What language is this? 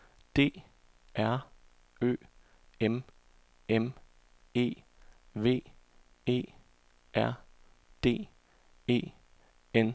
Danish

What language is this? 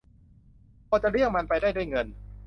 Thai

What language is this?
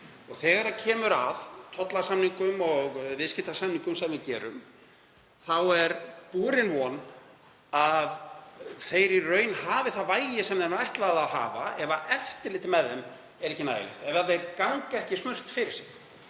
Icelandic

